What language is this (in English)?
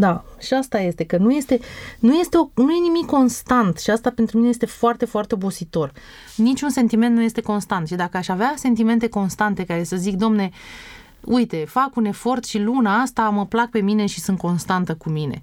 Romanian